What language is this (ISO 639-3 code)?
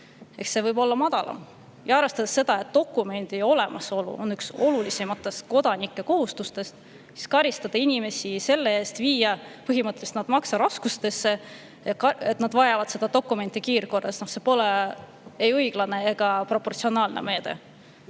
est